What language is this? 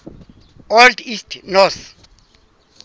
Southern Sotho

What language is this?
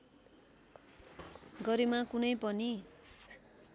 Nepali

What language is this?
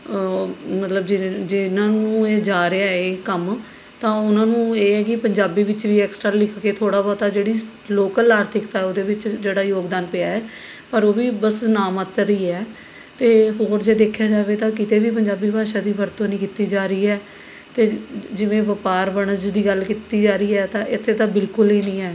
Punjabi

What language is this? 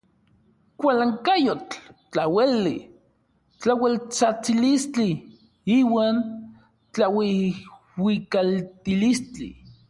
Orizaba Nahuatl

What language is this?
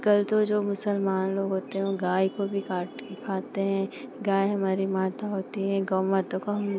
Hindi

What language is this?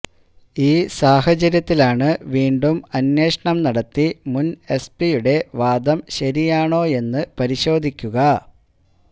Malayalam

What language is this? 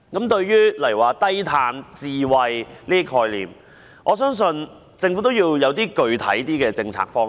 Cantonese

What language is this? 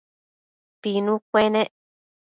Matsés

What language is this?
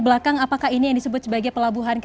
Indonesian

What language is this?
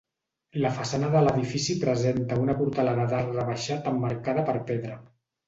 Catalan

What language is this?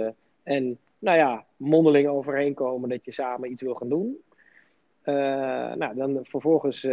Dutch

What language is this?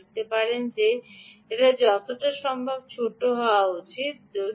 Bangla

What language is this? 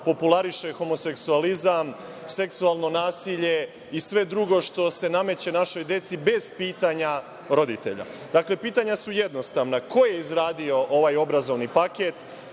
Serbian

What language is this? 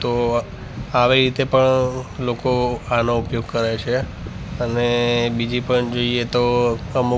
Gujarati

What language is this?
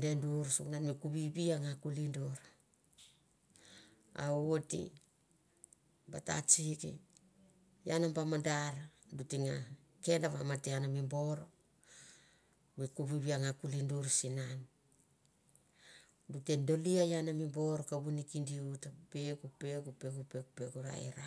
Mandara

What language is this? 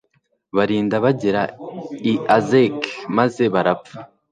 Kinyarwanda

